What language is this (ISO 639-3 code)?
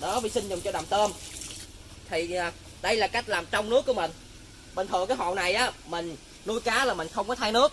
vie